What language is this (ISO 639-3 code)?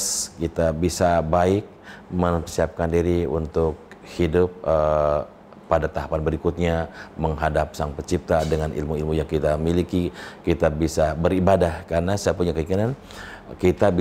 ind